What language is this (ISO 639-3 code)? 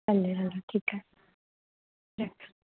snd